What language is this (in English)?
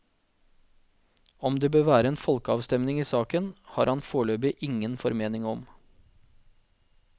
Norwegian